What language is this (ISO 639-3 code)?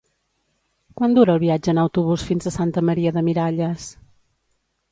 cat